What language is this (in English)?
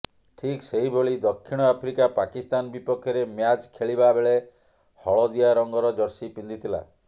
Odia